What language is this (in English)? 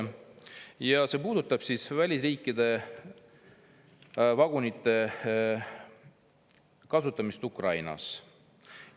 Estonian